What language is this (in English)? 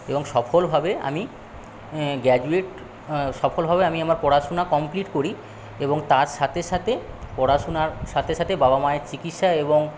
Bangla